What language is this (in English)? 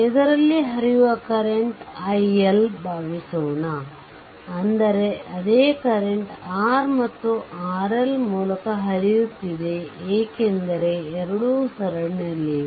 Kannada